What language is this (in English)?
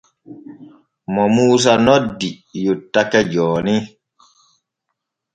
Borgu Fulfulde